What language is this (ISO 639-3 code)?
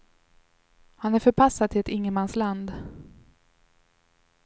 swe